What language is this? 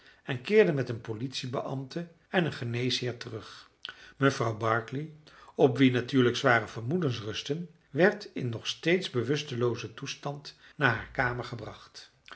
Dutch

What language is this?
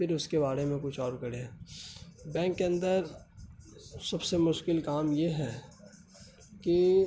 Urdu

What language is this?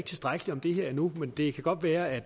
Danish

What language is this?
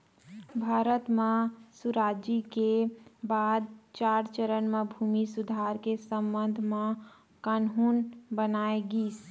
Chhattisgarhi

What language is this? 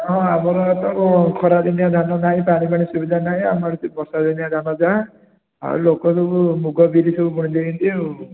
Odia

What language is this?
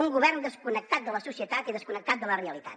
Catalan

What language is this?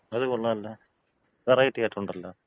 Malayalam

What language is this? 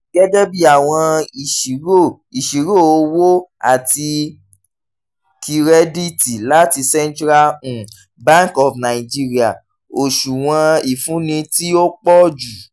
Yoruba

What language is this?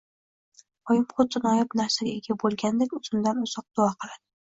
Uzbek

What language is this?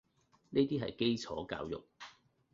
Cantonese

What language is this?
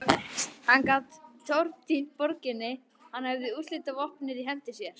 Icelandic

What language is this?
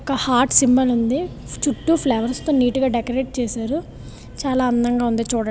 Telugu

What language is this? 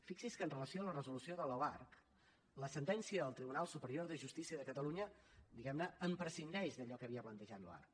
Catalan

